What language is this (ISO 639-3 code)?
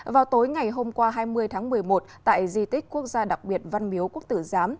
vie